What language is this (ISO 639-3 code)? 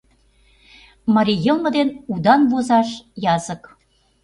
chm